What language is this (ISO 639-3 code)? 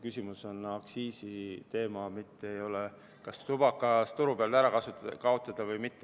est